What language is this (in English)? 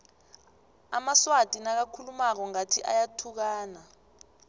South Ndebele